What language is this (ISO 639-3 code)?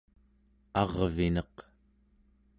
esu